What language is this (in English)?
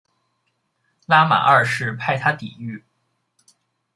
Chinese